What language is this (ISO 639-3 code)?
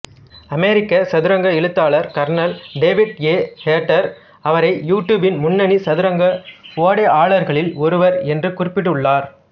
tam